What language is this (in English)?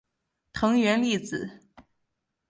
Chinese